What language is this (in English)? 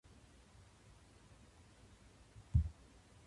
Japanese